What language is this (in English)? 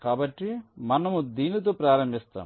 Telugu